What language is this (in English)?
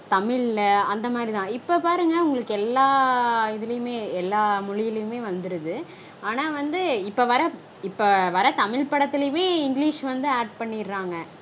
Tamil